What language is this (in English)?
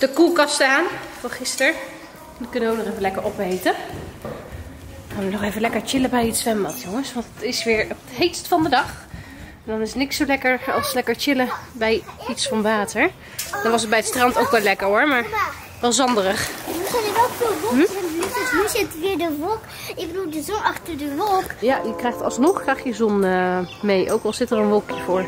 Dutch